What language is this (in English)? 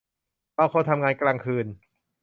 Thai